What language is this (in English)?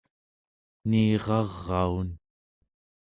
Central Yupik